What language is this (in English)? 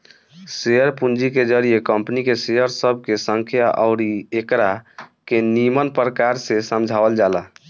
Bhojpuri